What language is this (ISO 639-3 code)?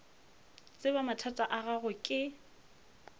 nso